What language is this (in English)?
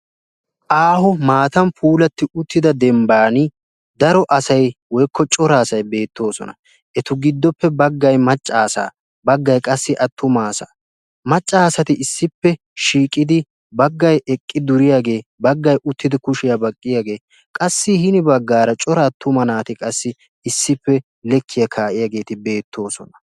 Wolaytta